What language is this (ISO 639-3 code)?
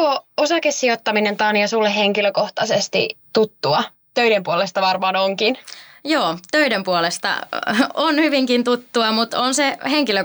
fin